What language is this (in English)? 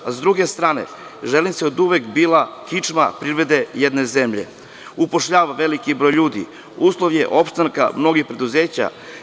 Serbian